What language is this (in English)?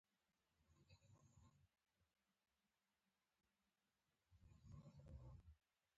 Pashto